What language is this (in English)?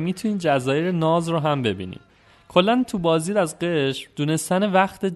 Persian